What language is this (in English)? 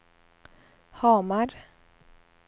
Swedish